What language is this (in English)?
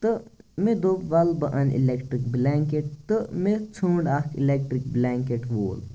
Kashmiri